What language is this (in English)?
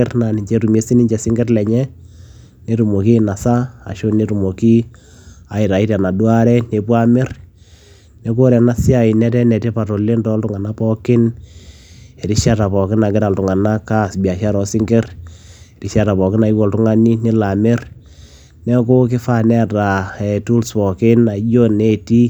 Masai